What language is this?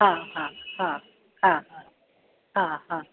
Sindhi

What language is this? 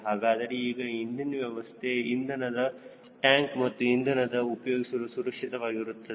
Kannada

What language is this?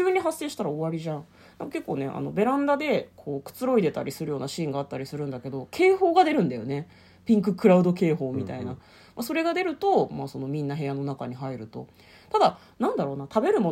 Japanese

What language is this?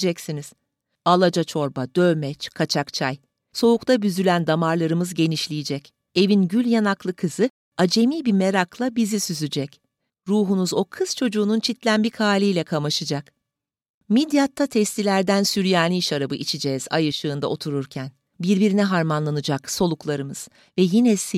Turkish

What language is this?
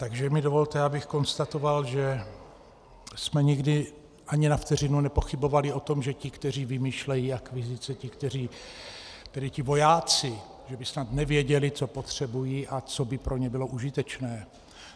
Czech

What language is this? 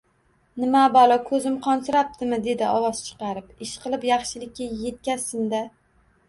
Uzbek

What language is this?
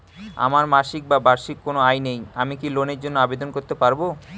Bangla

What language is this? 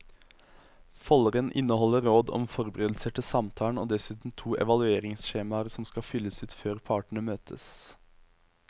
Norwegian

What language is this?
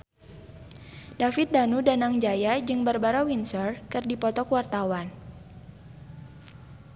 Sundanese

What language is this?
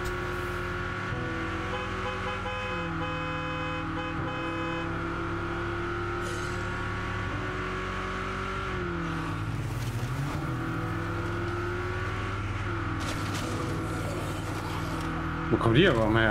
German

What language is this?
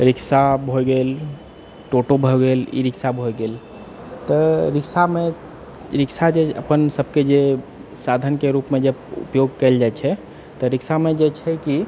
Maithili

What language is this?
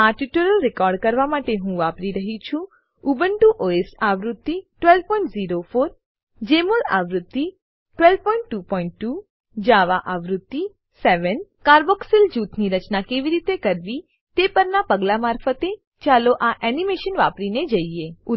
Gujarati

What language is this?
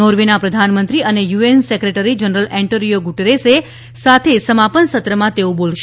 Gujarati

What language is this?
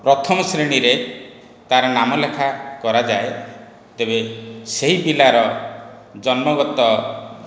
Odia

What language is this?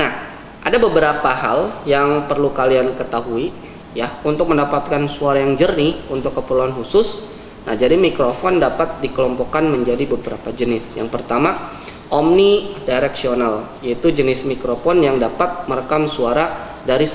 Indonesian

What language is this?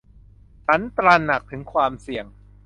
Thai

